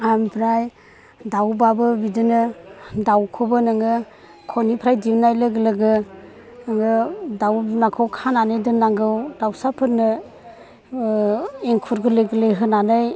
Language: Bodo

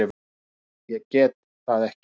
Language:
Icelandic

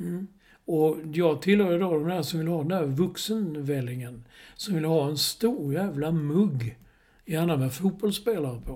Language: Swedish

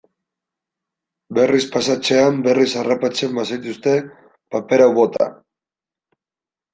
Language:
Basque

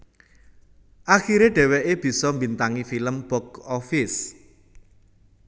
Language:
Javanese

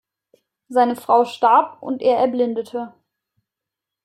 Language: German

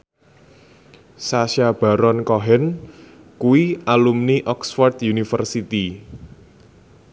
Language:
Javanese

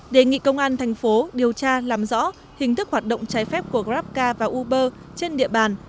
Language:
Vietnamese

